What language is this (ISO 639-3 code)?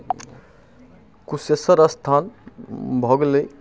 mai